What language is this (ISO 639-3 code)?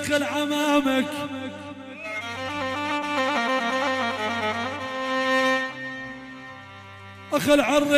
ara